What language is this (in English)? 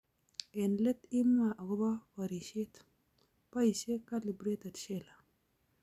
Kalenjin